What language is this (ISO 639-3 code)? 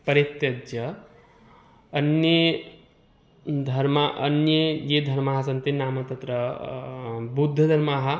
san